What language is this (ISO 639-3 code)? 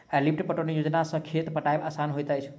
mai